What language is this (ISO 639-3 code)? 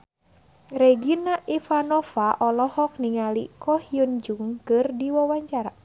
sun